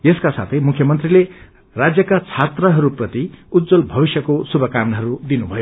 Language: Nepali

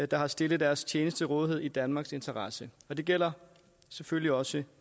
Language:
Danish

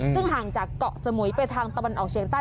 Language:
Thai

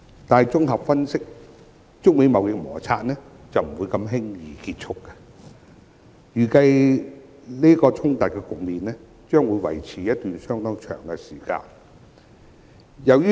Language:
Cantonese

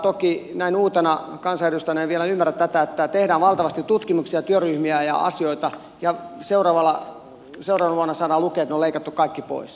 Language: Finnish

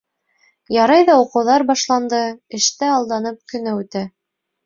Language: Bashkir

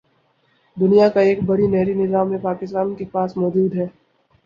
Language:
Urdu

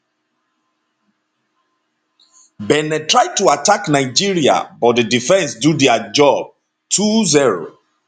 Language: Nigerian Pidgin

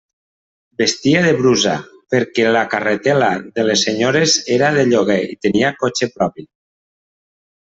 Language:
Catalan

